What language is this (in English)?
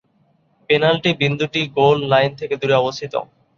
Bangla